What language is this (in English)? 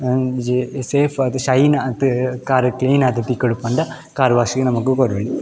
Tulu